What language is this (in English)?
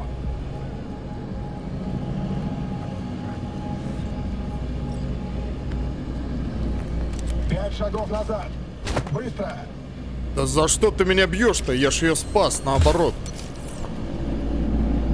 Russian